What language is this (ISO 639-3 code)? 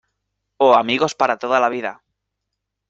spa